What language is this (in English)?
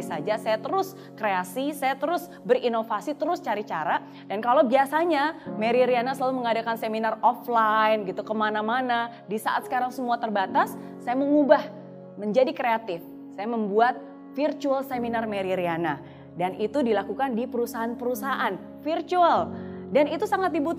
Indonesian